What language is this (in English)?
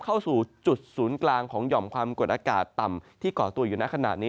Thai